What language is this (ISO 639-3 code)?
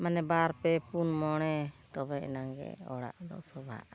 sat